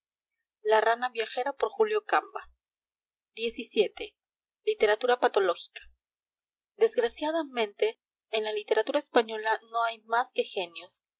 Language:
Spanish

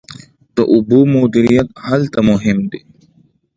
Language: Pashto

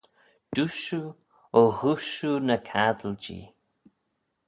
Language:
Manx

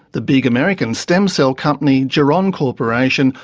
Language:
English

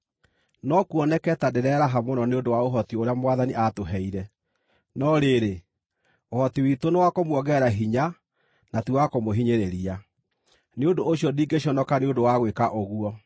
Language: Kikuyu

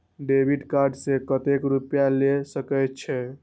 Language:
Maithili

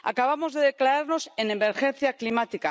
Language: Spanish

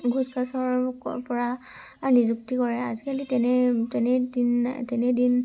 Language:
Assamese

